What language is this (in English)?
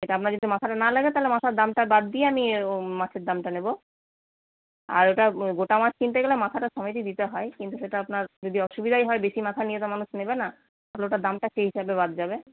Bangla